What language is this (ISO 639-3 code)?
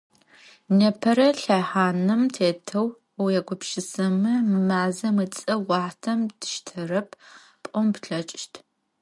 ady